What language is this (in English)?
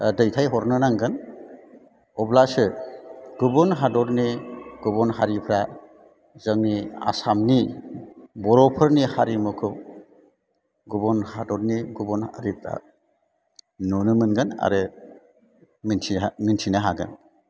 Bodo